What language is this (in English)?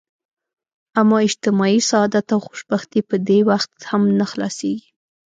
Pashto